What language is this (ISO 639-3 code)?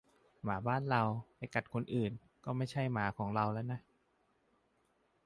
tha